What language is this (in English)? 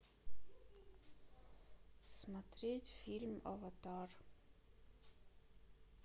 Russian